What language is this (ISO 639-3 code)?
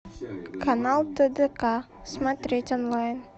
rus